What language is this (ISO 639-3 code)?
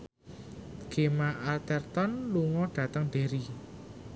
jav